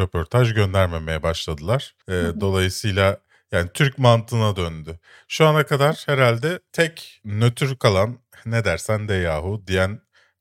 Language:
Turkish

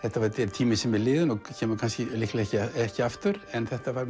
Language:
Icelandic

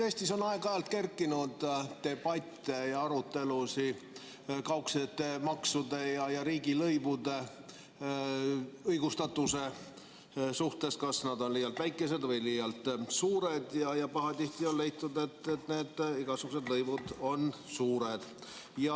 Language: Estonian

